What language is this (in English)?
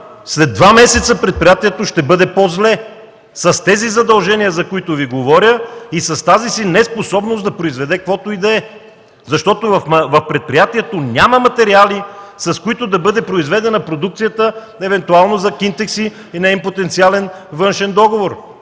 Bulgarian